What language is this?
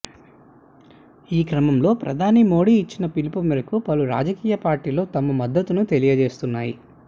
Telugu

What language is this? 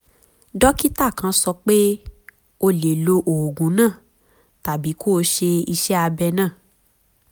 Yoruba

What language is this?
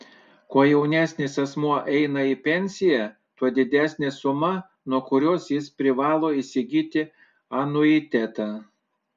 Lithuanian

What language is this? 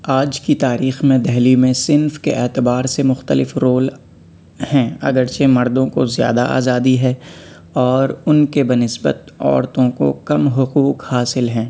Urdu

